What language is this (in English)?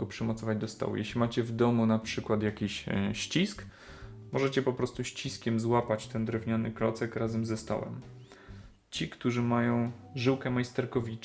Polish